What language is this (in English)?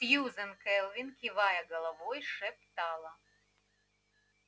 Russian